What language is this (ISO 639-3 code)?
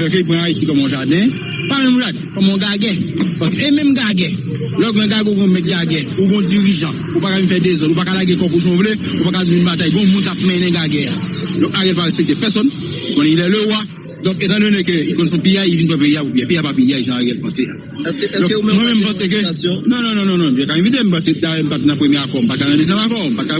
fra